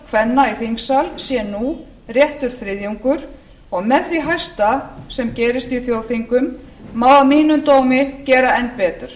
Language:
Icelandic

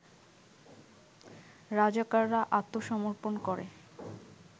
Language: Bangla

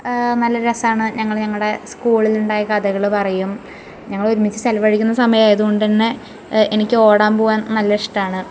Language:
Malayalam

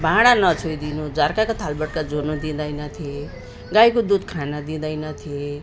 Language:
Nepali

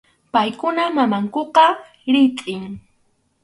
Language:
Arequipa-La Unión Quechua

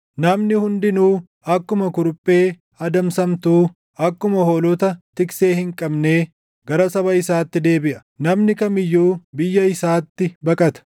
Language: Oromo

